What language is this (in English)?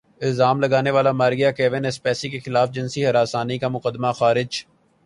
Urdu